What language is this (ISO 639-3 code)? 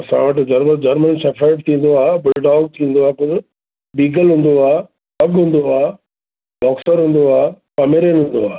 snd